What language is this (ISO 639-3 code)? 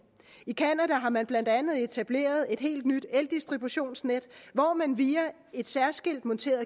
dan